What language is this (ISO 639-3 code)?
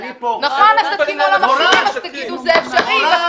heb